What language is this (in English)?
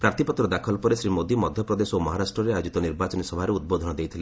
Odia